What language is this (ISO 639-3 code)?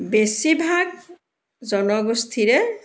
asm